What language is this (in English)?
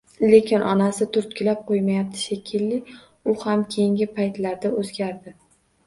Uzbek